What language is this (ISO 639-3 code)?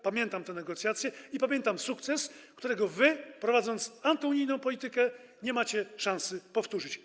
pol